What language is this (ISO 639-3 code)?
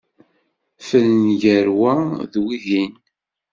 kab